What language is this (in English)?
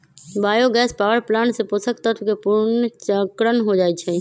Magahi